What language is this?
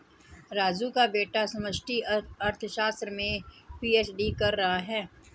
Hindi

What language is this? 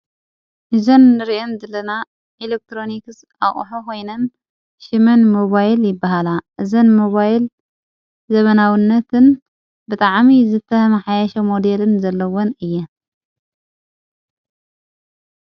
Tigrinya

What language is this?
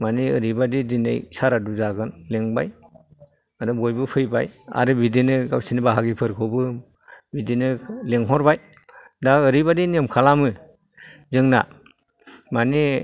Bodo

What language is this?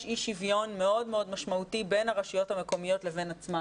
Hebrew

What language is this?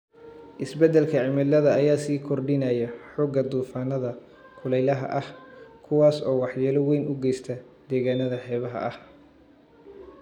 Somali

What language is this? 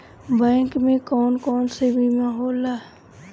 Bhojpuri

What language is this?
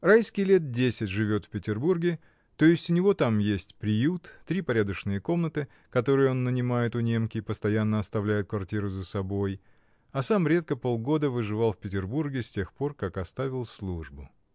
Russian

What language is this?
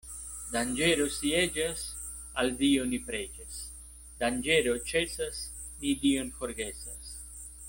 Esperanto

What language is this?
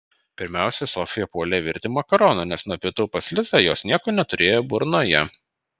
Lithuanian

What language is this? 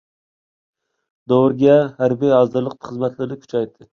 Uyghur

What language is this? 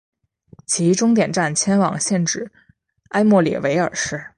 Chinese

